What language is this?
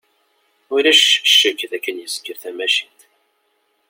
Kabyle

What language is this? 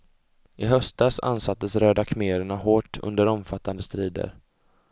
Swedish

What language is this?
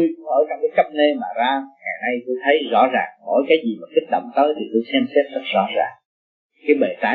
Vietnamese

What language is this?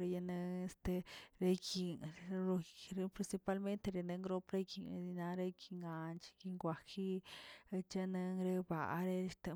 Tilquiapan Zapotec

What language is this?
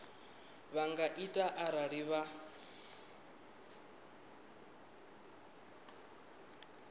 Venda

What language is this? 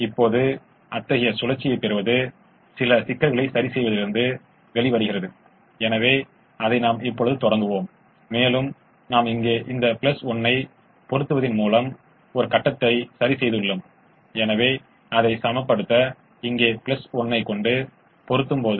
Tamil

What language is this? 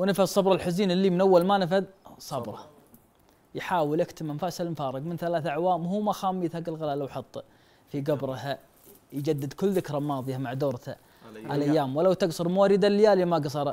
Arabic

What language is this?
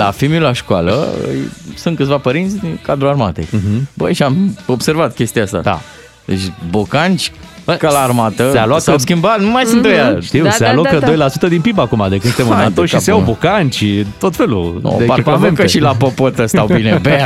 Romanian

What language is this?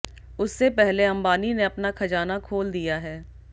Hindi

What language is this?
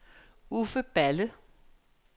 Danish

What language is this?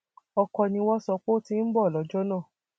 Yoruba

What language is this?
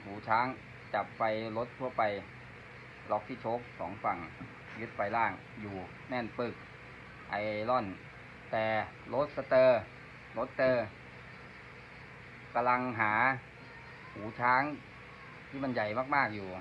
Thai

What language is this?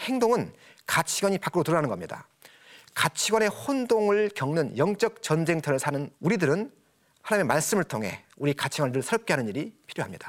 Korean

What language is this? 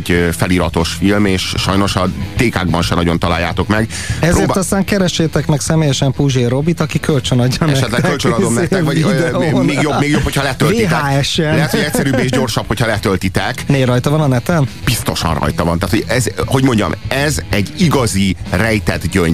Hungarian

